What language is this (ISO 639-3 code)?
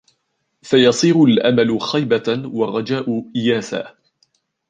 ara